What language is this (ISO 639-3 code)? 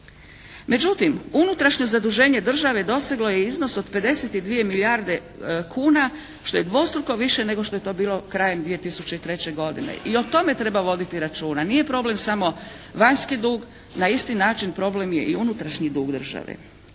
hrv